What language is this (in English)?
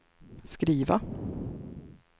Swedish